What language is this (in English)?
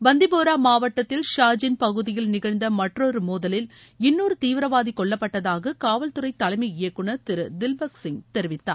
Tamil